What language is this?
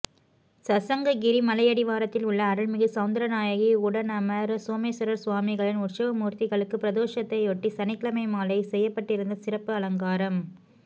Tamil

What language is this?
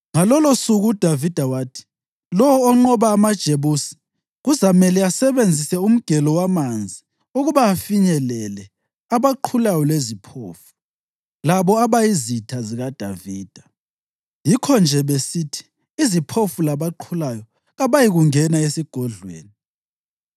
North Ndebele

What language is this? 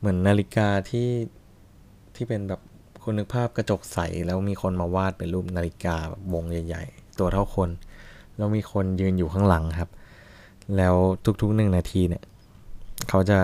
Thai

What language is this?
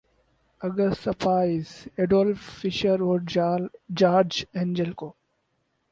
Urdu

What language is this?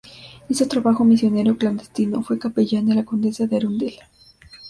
Spanish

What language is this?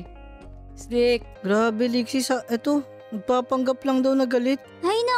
Filipino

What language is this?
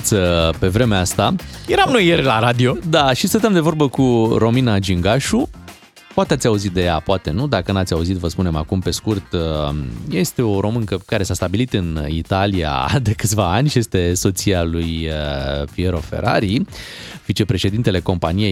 Romanian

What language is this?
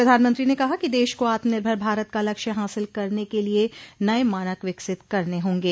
Hindi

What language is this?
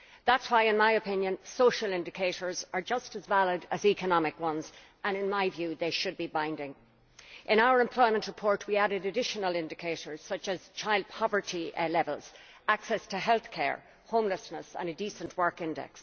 English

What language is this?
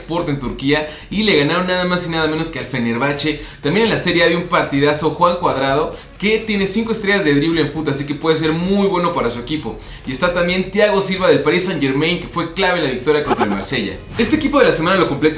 Spanish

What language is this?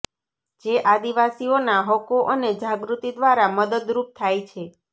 Gujarati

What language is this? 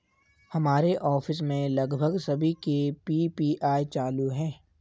Hindi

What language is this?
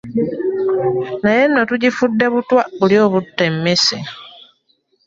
Ganda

